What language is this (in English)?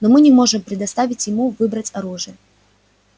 Russian